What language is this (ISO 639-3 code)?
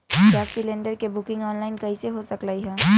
mag